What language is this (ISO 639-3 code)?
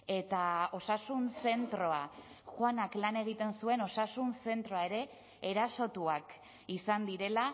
eus